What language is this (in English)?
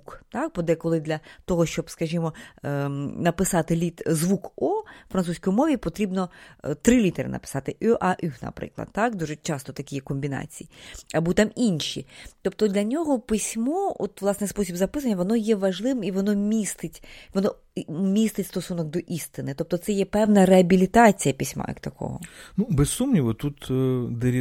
Ukrainian